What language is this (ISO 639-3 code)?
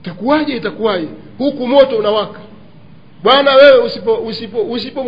swa